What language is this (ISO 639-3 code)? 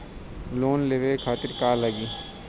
bho